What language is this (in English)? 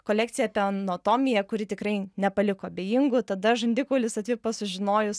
Lithuanian